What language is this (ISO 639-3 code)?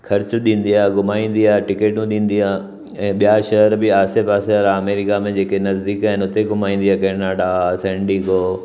snd